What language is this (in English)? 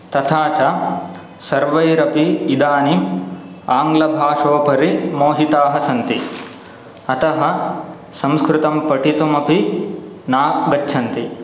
Sanskrit